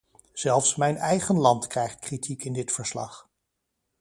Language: Dutch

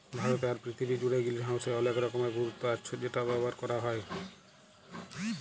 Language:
Bangla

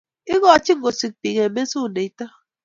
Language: Kalenjin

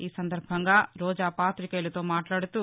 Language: Telugu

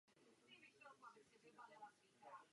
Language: Czech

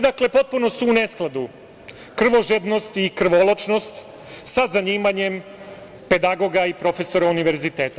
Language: Serbian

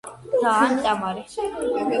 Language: Georgian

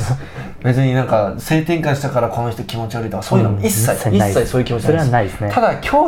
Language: Japanese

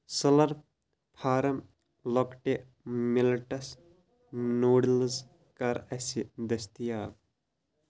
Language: Kashmiri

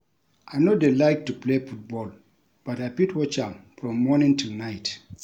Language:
Nigerian Pidgin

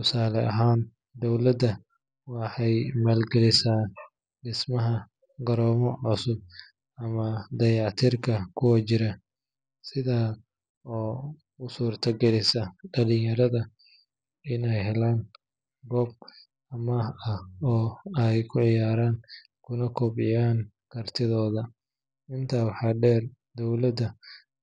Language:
Somali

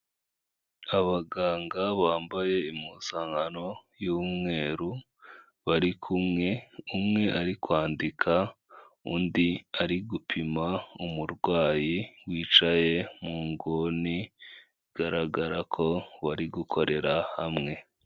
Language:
Kinyarwanda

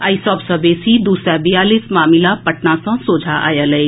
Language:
Maithili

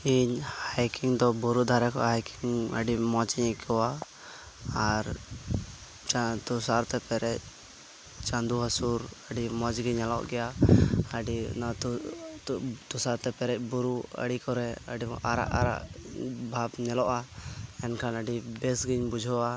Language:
Santali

